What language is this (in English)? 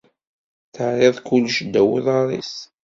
Kabyle